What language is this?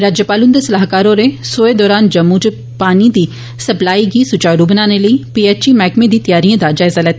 Dogri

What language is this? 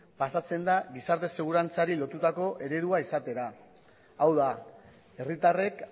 Basque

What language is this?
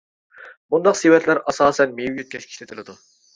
Uyghur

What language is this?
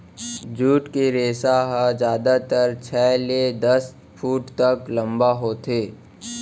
Chhattisgarhi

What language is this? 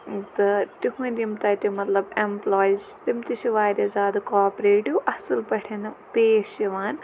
Kashmiri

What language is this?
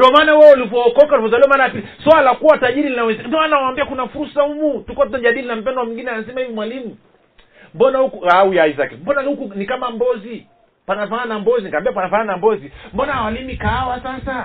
Swahili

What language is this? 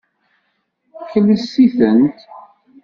Kabyle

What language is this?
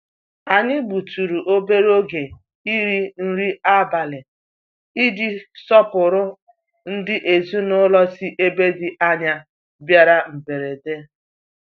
Igbo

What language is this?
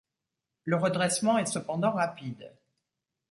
French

